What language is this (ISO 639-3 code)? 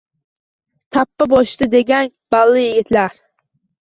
uzb